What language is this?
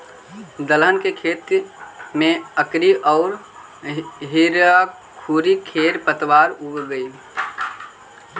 Magahi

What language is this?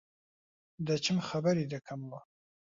Central Kurdish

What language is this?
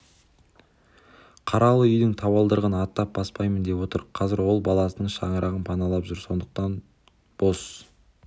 Kazakh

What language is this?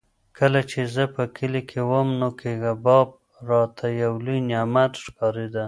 Pashto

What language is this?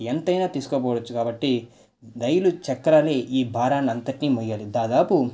Telugu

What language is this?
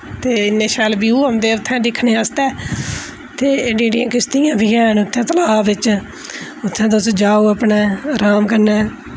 Dogri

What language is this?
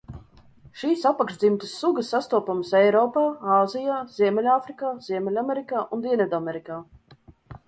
Latvian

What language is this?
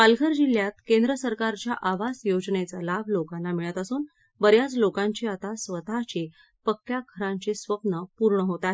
Marathi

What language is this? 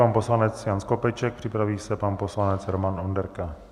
Czech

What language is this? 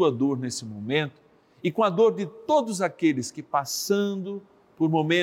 Portuguese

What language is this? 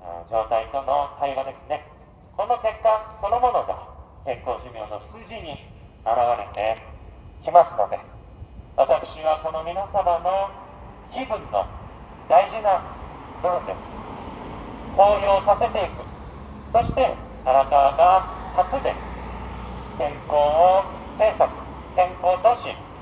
Japanese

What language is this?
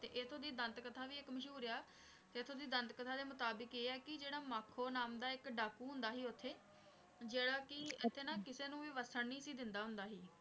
Punjabi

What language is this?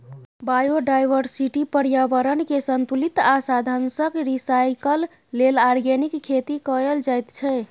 Maithili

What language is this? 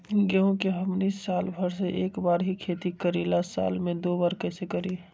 Magahi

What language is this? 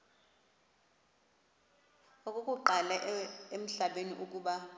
Xhosa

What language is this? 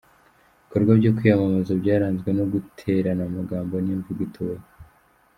Kinyarwanda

